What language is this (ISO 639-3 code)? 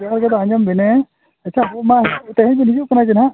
sat